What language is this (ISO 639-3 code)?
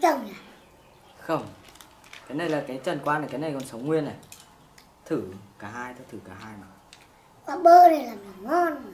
vie